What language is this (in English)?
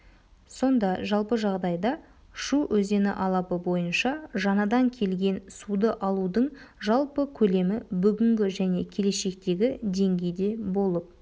Kazakh